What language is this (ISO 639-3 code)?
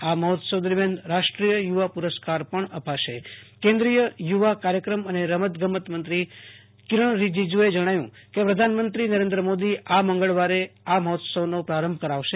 guj